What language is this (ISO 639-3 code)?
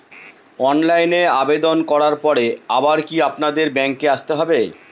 ben